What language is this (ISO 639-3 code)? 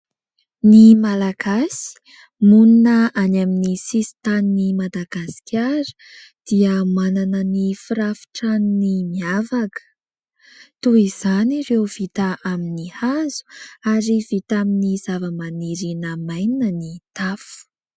mlg